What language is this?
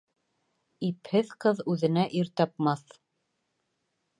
Bashkir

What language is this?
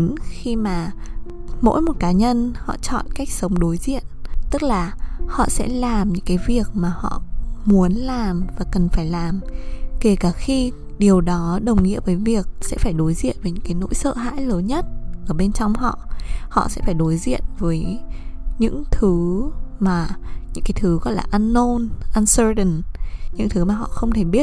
Vietnamese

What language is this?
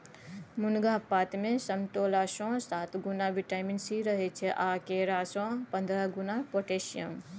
Maithili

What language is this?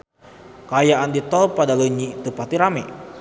Sundanese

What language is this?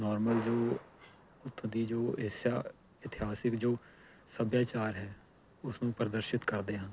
Punjabi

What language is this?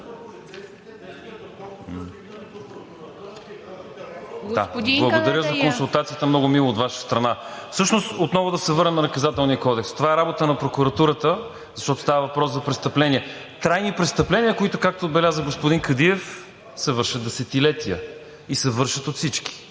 Bulgarian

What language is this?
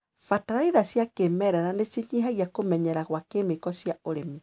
Kikuyu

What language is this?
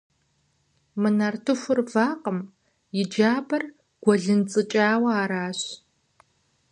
Kabardian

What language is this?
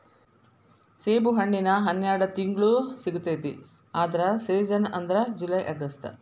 Kannada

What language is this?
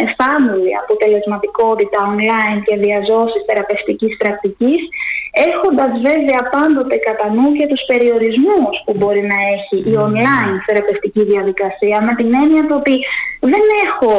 Greek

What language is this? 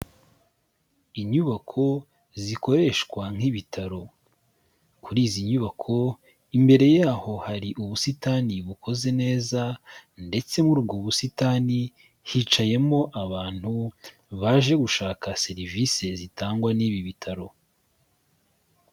Kinyarwanda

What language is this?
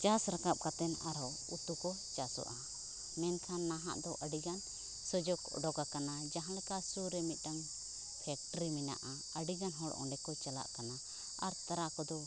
Santali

